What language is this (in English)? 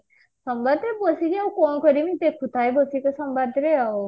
Odia